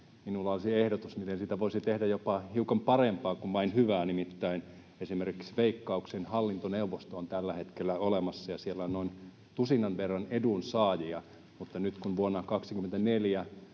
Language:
Finnish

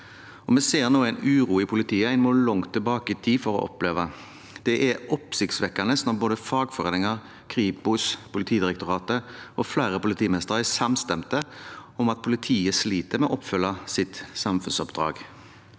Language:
Norwegian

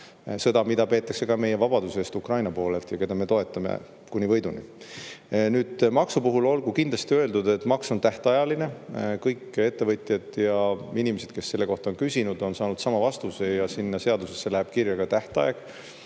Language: Estonian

